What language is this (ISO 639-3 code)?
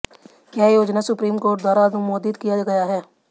hin